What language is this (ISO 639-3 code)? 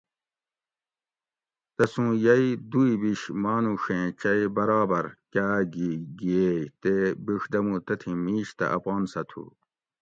gwc